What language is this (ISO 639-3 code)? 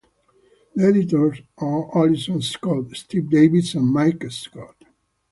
eng